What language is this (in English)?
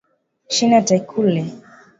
Swahili